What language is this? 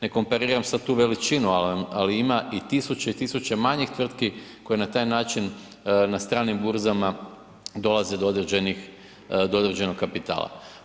Croatian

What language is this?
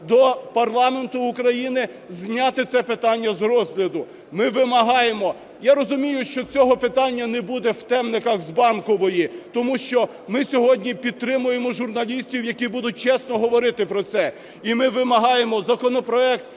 Ukrainian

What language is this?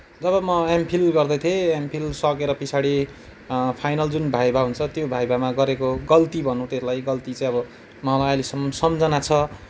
Nepali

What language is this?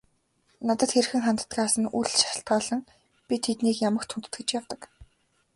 Mongolian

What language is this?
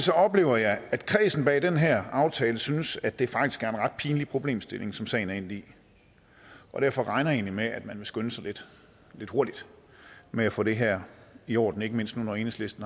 Danish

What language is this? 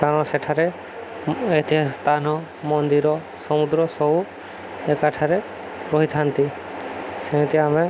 Odia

